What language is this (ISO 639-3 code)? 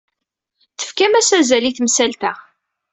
kab